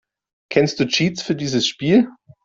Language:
German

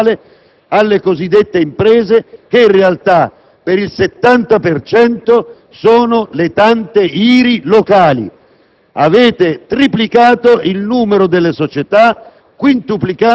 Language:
Italian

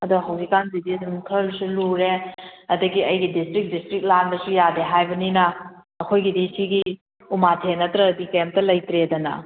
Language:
Manipuri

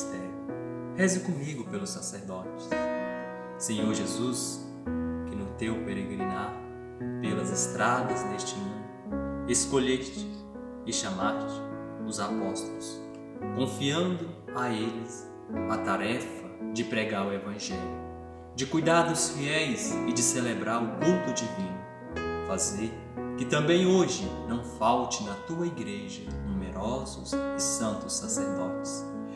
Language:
Portuguese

